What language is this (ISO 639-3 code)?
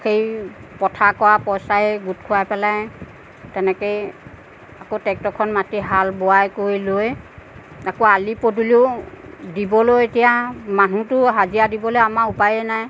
asm